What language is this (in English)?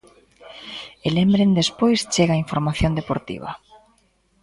Galician